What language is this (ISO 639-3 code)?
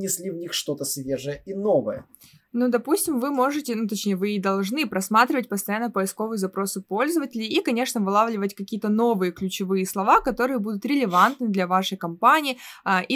rus